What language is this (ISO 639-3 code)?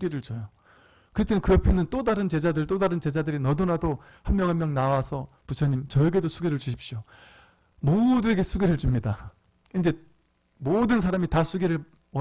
kor